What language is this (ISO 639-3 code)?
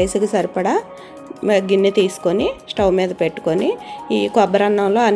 tel